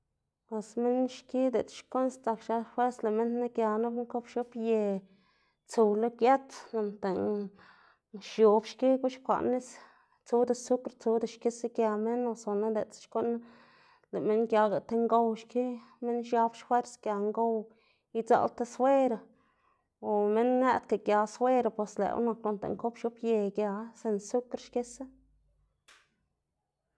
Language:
Xanaguía Zapotec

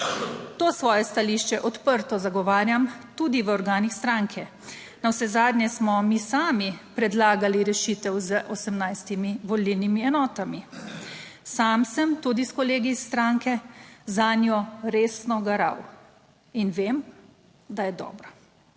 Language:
Slovenian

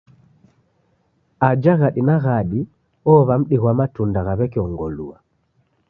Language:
Taita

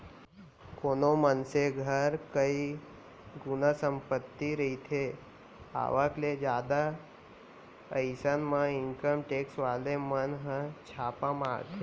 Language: Chhattisgarhi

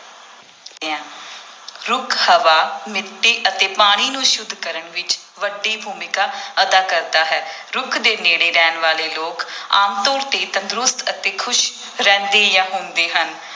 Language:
Punjabi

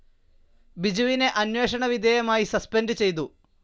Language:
Malayalam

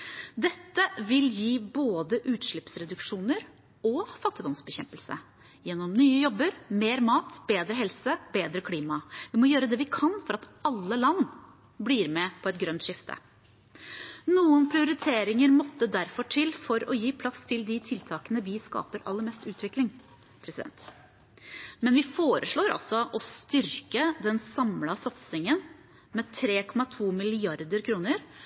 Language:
Norwegian Bokmål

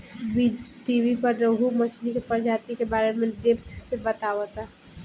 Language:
Bhojpuri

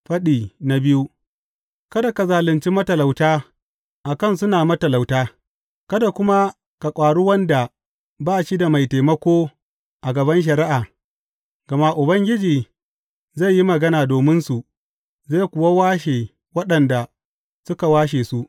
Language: Hausa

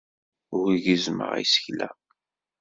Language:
Kabyle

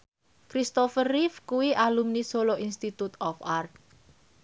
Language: Javanese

